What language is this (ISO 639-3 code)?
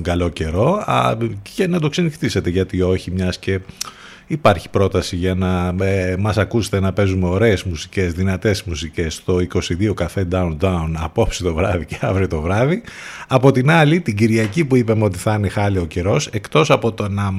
ell